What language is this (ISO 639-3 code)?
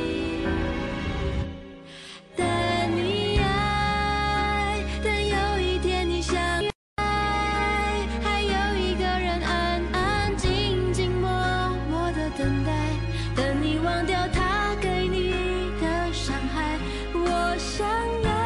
zho